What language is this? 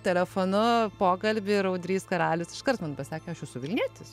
Lithuanian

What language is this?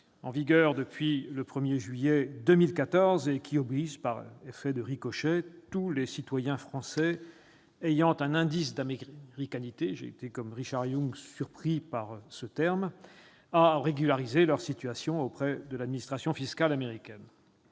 French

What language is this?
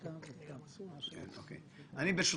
Hebrew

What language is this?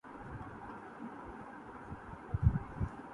Urdu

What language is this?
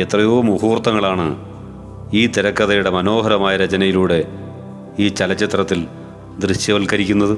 Malayalam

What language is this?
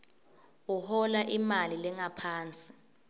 Swati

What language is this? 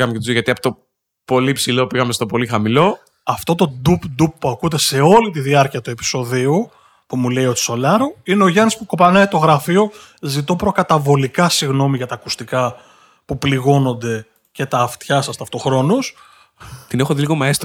Greek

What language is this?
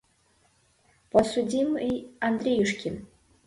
Mari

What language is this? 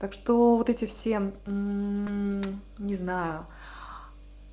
Russian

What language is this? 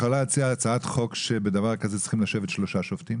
Hebrew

